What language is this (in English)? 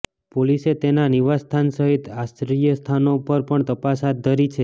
Gujarati